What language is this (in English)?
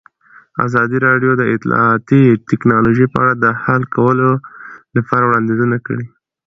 Pashto